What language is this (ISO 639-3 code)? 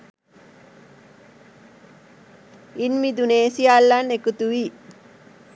sin